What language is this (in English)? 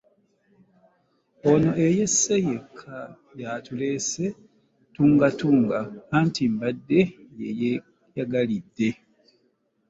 Ganda